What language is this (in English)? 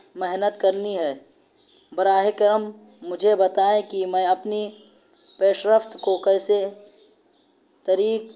Urdu